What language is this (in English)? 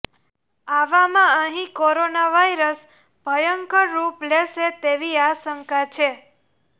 Gujarati